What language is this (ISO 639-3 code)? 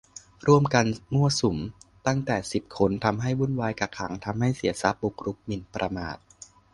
tha